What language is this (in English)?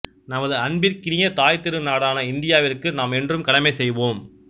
Tamil